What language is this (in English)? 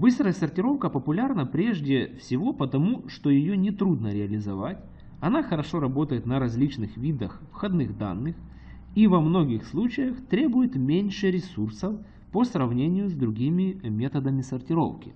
Russian